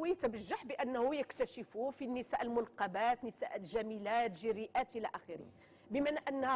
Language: Arabic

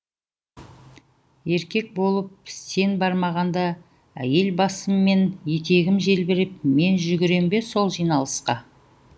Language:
Kazakh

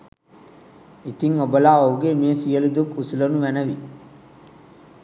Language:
Sinhala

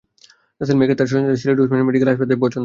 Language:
Bangla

